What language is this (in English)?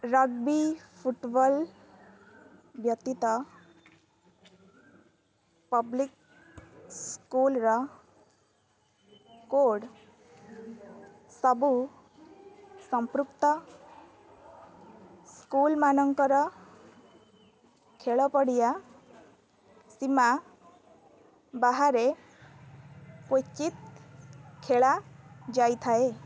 Odia